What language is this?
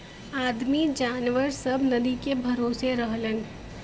Bhojpuri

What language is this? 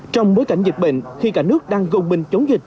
Vietnamese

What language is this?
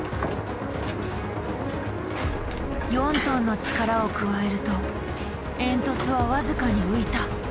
Japanese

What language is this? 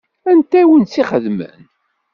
Kabyle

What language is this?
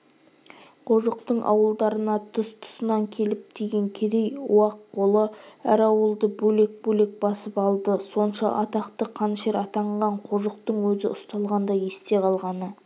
Kazakh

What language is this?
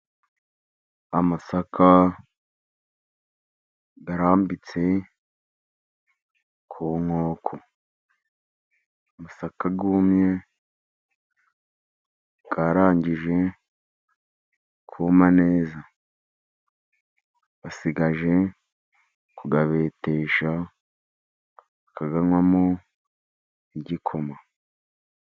Kinyarwanda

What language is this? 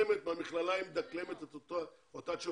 Hebrew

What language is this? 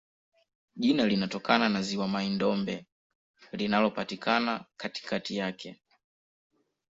Swahili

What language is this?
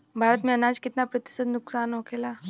Bhojpuri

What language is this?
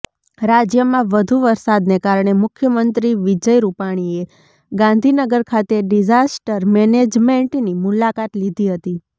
Gujarati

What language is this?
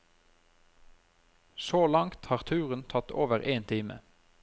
Norwegian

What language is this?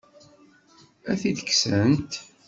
Kabyle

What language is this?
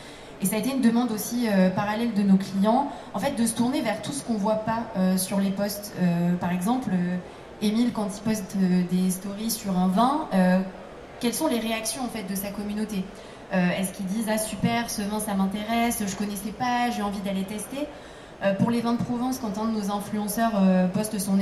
French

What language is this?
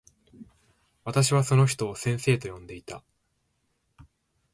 Japanese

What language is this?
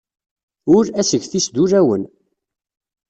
Kabyle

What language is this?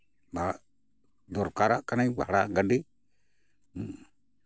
Santali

